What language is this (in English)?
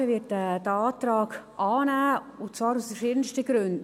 Swiss German